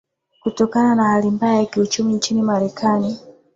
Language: Swahili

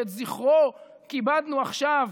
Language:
Hebrew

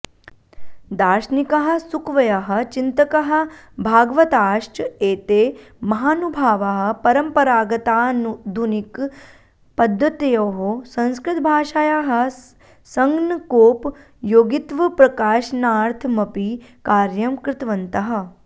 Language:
Sanskrit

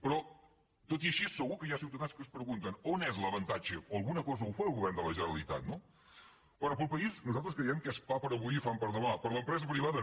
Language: Catalan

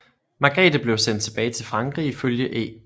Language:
Danish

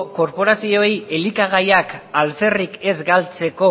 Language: Basque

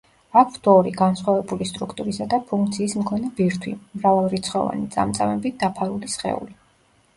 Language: Georgian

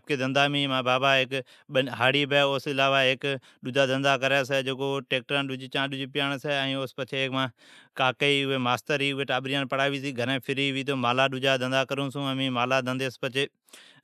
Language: Od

